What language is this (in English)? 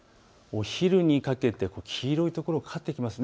Japanese